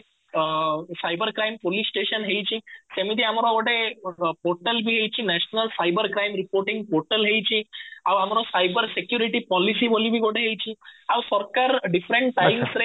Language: Odia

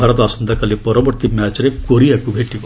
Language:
Odia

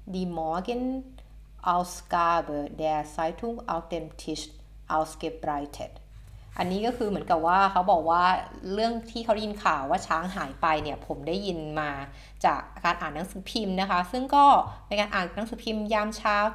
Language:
Thai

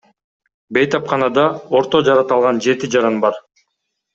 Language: Kyrgyz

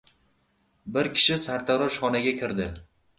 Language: Uzbek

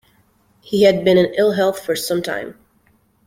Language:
English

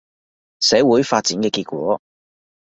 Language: Cantonese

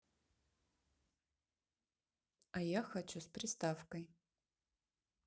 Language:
Russian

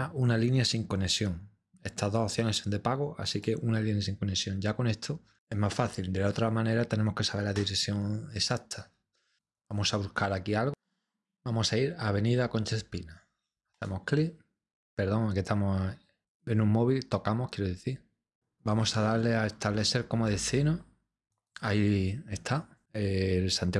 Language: Spanish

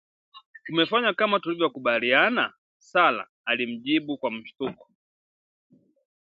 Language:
Swahili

